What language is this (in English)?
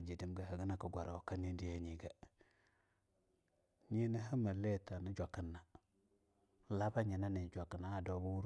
Longuda